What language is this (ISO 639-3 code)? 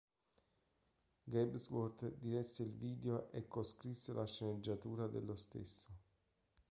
ita